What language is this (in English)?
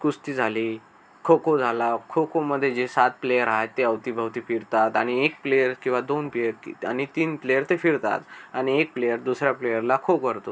Marathi